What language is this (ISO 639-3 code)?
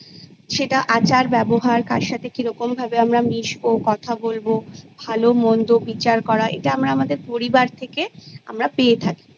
ben